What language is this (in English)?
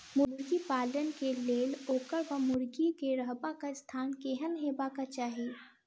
Maithili